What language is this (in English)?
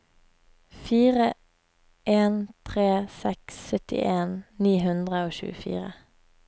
Norwegian